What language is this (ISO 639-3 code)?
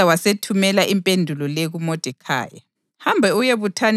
nde